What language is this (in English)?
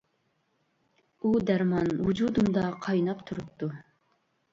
Uyghur